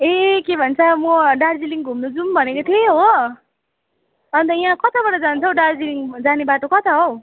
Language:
Nepali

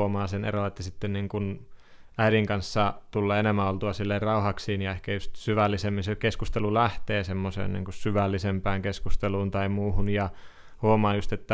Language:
Finnish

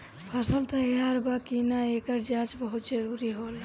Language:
Bhojpuri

